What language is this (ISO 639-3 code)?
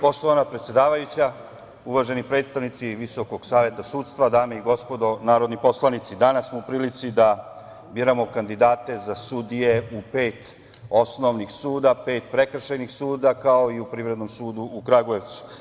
srp